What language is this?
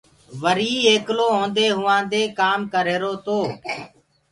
Gurgula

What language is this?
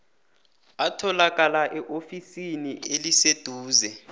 South Ndebele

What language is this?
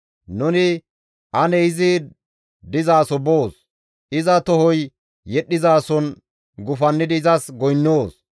Gamo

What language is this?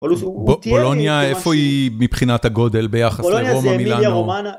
Hebrew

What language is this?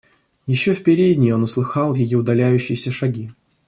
Russian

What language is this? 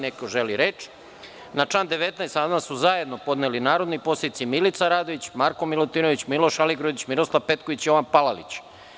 Serbian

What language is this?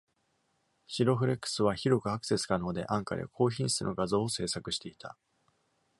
Japanese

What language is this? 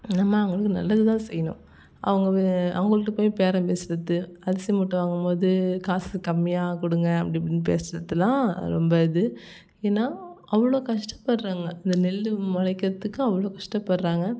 Tamil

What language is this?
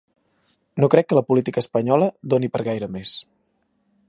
Catalan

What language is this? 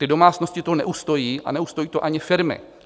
Czech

